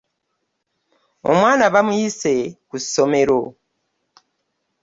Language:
Ganda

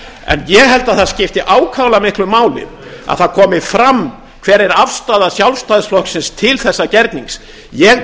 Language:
Icelandic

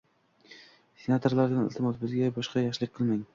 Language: Uzbek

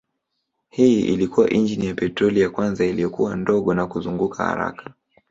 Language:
Swahili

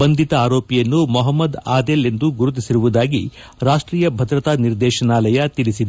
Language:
Kannada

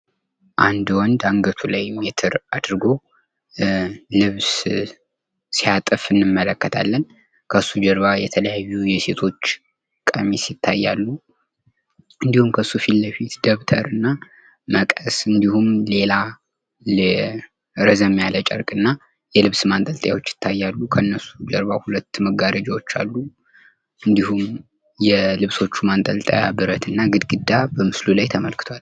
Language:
Amharic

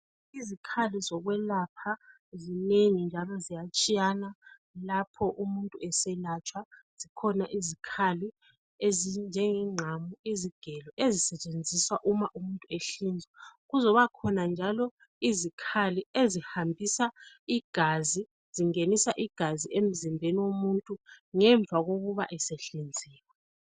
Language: North Ndebele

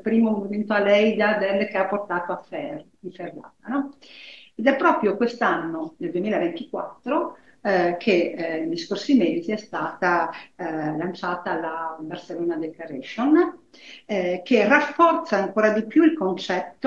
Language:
Italian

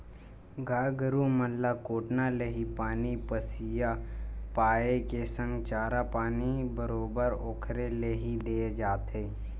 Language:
Chhattisgarhi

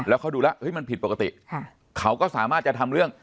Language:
Thai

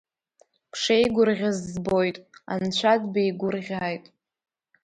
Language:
Abkhazian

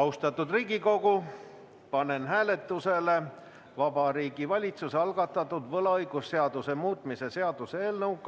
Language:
Estonian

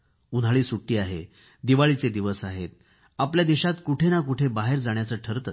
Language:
Marathi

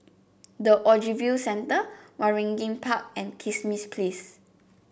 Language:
English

